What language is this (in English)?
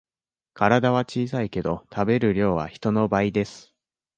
Japanese